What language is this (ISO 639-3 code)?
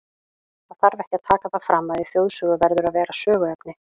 isl